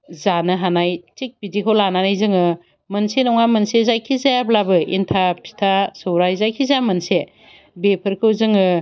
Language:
Bodo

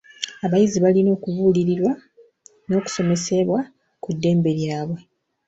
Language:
Ganda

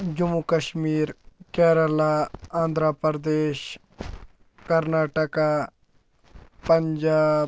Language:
Kashmiri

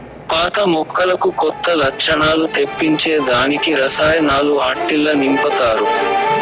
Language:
Telugu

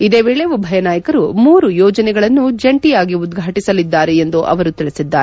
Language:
Kannada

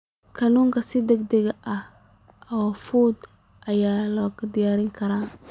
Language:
Somali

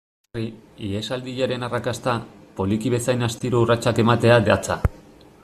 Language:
Basque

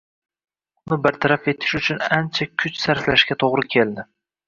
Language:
Uzbek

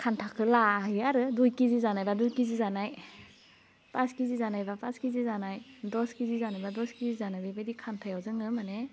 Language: Bodo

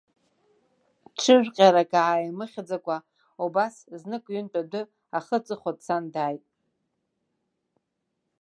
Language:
Abkhazian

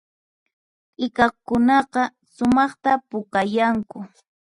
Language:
Puno Quechua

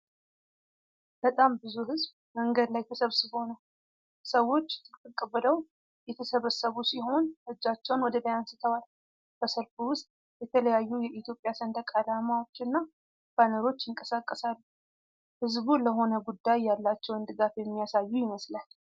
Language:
Amharic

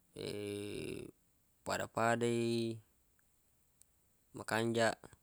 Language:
Buginese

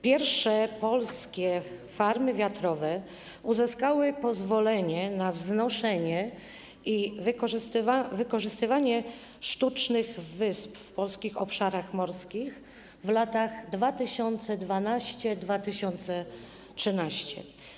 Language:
Polish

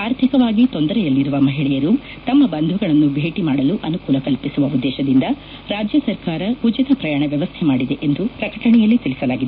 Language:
Kannada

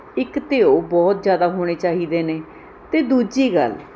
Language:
Punjabi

